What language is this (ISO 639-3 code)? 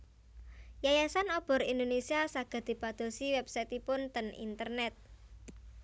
jav